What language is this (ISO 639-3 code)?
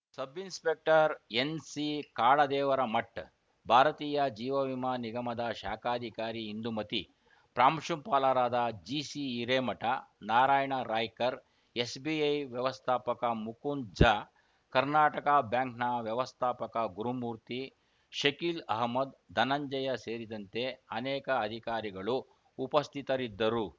kan